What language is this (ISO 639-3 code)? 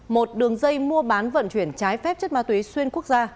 vie